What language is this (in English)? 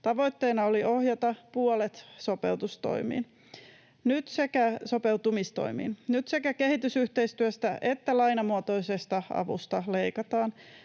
Finnish